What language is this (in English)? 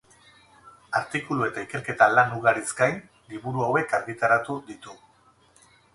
Basque